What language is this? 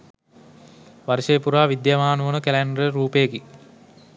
Sinhala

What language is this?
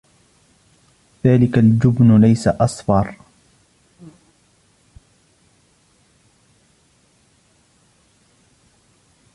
Arabic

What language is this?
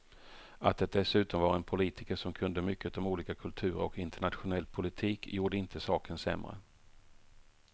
Swedish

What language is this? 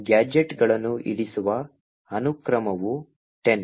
Kannada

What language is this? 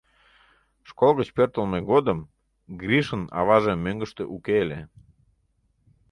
Mari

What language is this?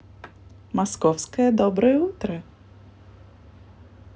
Russian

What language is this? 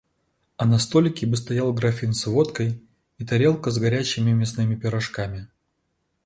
Russian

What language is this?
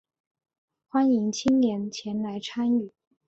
Chinese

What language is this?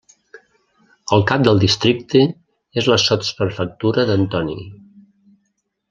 Catalan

